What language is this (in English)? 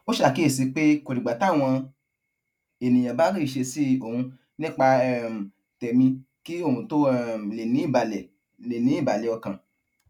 Yoruba